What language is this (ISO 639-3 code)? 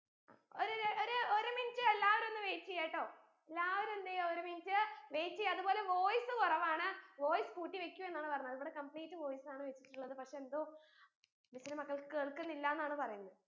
mal